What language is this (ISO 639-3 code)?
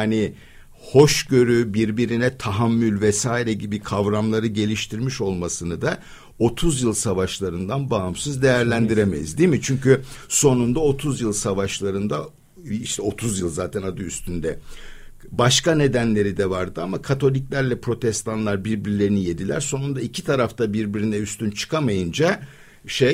tur